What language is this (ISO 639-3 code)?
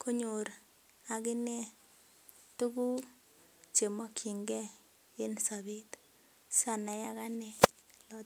kln